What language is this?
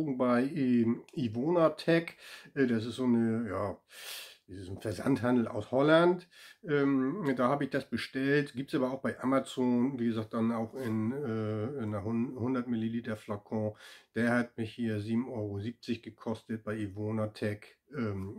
German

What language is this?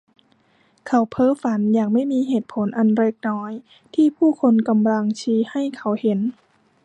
Thai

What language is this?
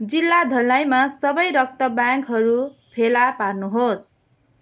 Nepali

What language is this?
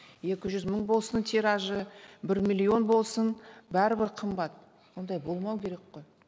Kazakh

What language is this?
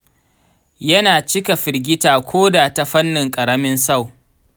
Hausa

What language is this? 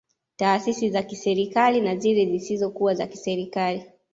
Swahili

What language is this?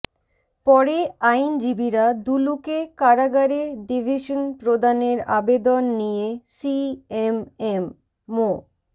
Bangla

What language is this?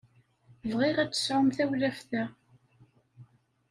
Kabyle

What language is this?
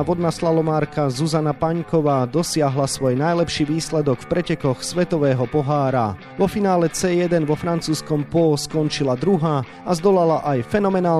Slovak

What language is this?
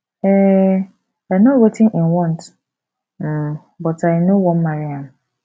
Nigerian Pidgin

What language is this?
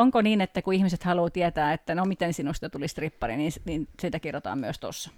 Finnish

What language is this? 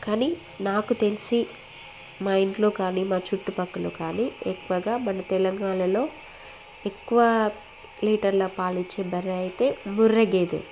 Telugu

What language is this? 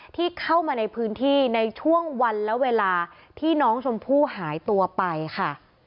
Thai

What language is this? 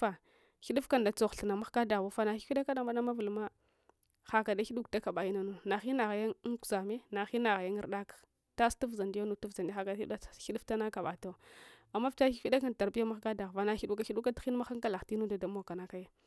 Hwana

